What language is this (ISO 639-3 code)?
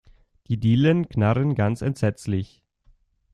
deu